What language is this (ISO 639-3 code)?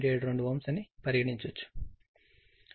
tel